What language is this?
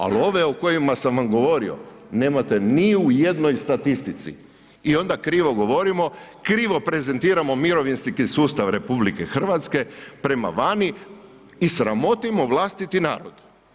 Croatian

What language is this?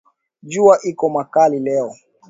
Swahili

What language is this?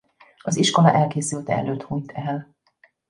Hungarian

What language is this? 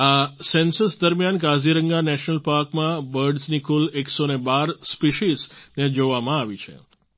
Gujarati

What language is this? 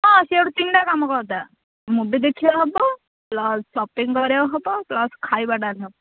Odia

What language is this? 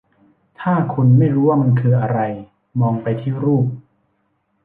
Thai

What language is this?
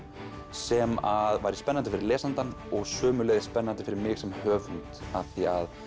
Icelandic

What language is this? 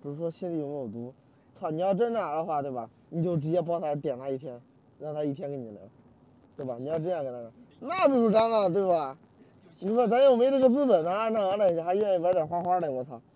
Chinese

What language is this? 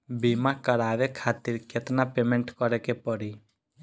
Bhojpuri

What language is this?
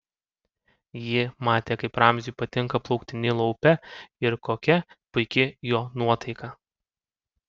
Lithuanian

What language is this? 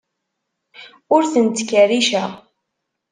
Kabyle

